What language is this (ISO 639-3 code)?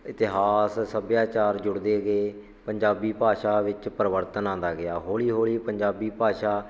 pan